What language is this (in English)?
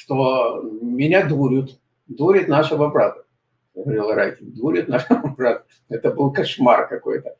Russian